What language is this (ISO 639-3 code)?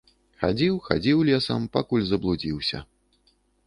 bel